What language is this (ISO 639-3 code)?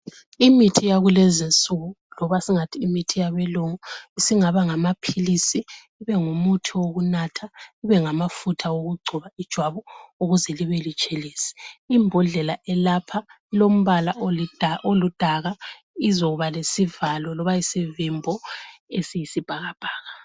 nde